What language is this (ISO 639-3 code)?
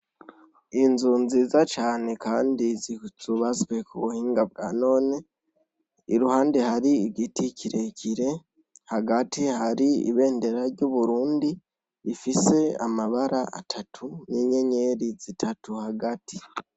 run